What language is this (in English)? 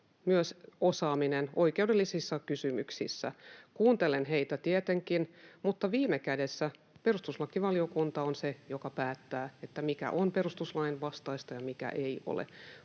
Finnish